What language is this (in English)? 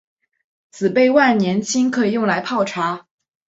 Chinese